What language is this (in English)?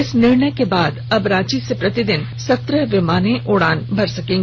Hindi